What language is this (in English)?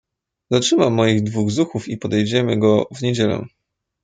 Polish